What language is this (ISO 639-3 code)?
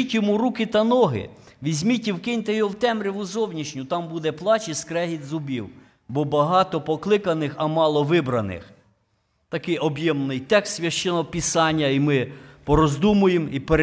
ukr